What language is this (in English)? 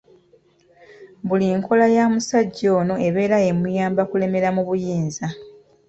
Ganda